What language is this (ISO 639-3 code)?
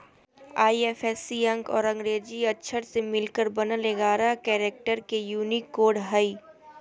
mag